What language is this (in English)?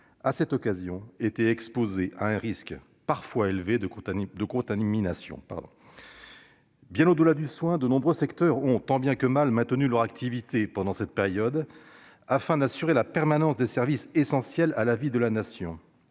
French